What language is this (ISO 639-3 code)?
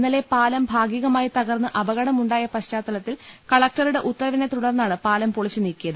mal